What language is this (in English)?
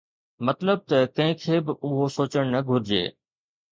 Sindhi